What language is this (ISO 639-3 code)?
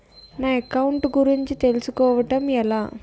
tel